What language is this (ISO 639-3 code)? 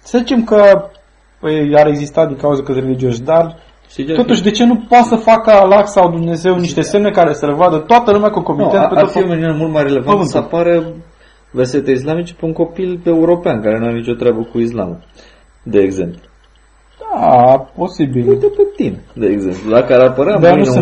ron